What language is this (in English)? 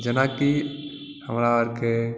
Maithili